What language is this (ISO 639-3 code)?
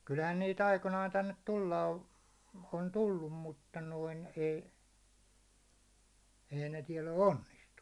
fin